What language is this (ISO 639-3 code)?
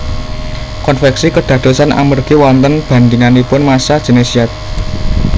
jav